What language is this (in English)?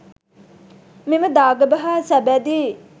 Sinhala